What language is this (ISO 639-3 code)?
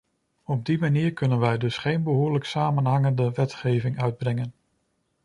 nld